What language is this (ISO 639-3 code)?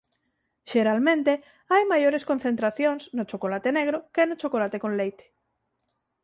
glg